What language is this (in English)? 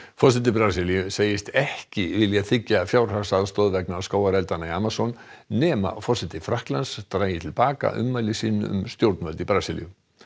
Icelandic